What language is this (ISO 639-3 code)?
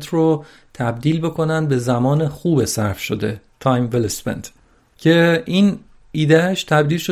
fas